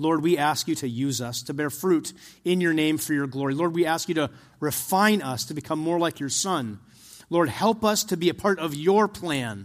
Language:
English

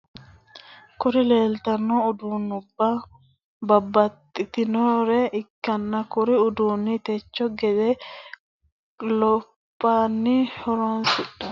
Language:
Sidamo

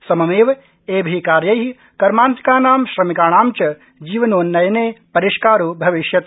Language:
Sanskrit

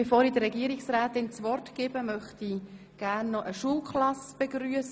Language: Swiss German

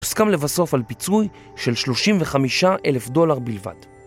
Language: Hebrew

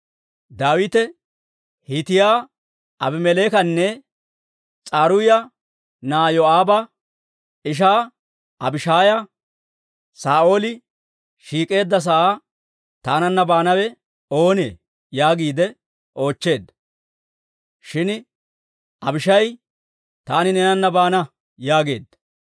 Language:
Dawro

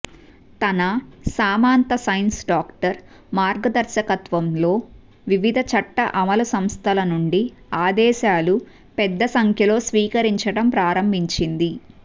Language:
Telugu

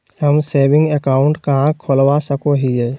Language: Magahi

